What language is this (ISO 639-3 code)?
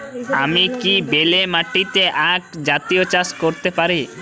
ben